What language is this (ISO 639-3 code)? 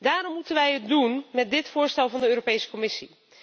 nld